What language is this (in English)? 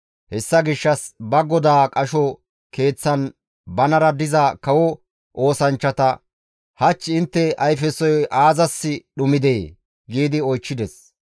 Gamo